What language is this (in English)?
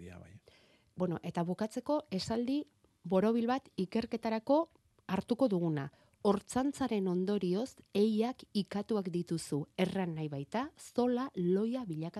Spanish